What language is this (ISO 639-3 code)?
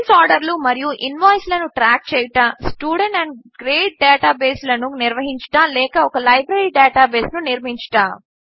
tel